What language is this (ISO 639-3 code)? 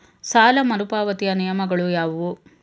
kan